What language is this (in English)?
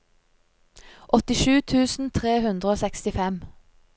Norwegian